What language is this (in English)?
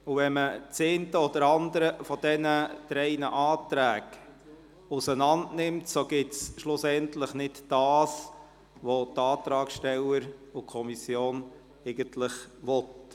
Swiss German